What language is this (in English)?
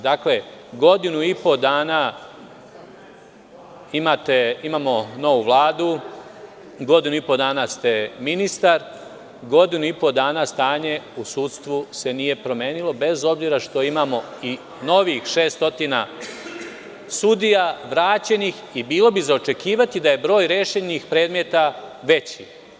Serbian